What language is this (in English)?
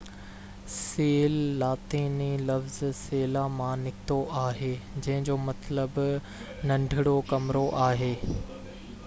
Sindhi